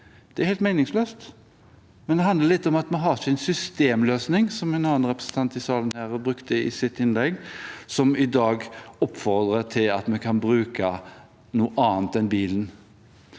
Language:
Norwegian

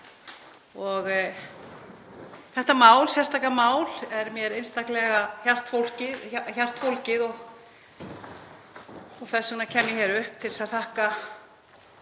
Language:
Icelandic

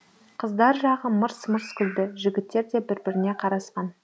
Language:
Kazakh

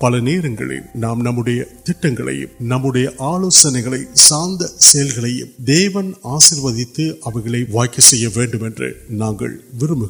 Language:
Urdu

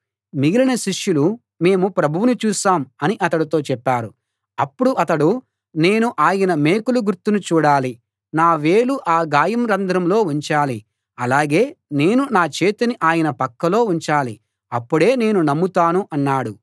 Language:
Telugu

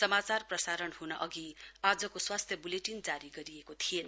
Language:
Nepali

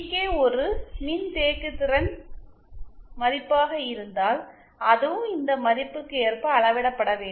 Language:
Tamil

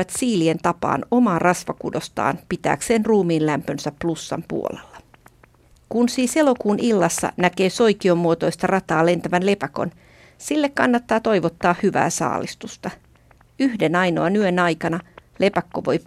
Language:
Finnish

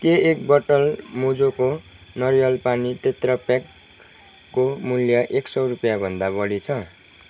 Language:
Nepali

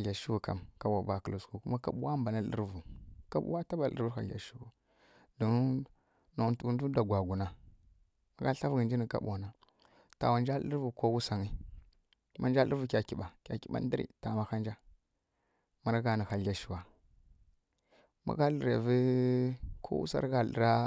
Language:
Kirya-Konzəl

